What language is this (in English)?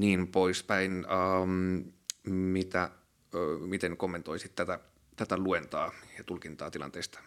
Finnish